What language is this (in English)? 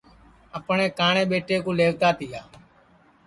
Sansi